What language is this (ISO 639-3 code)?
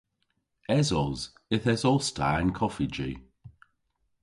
cor